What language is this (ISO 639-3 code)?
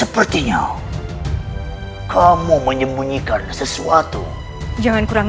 ind